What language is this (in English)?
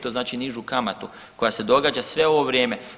Croatian